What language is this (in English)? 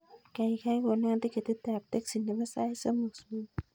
Kalenjin